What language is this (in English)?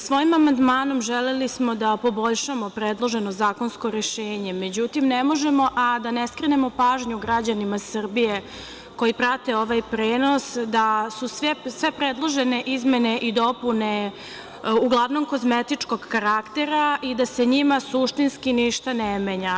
Serbian